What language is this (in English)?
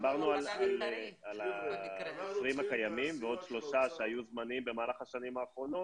Hebrew